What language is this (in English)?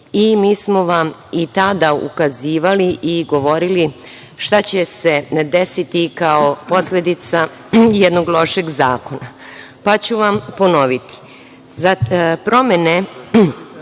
Serbian